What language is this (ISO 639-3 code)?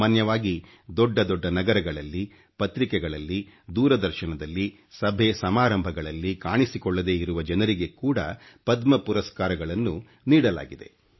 kan